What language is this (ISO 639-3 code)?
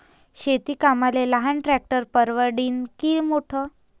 mar